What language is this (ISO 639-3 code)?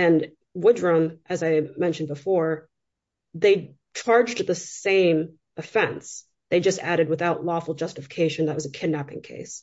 eng